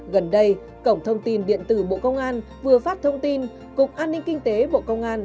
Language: Vietnamese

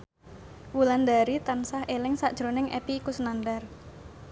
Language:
Javanese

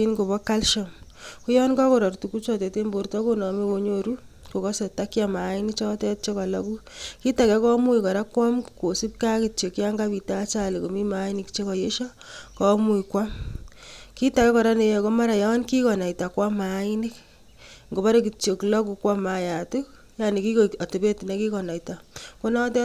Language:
Kalenjin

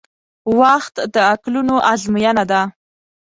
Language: Pashto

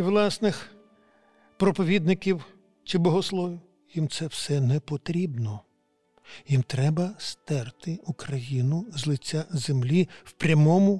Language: Ukrainian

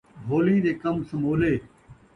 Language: Saraiki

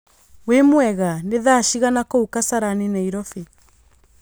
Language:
Kikuyu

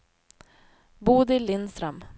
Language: Swedish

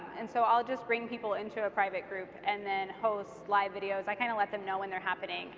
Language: English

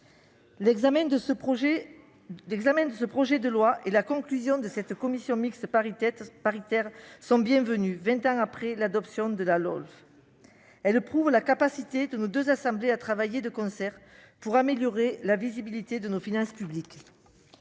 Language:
French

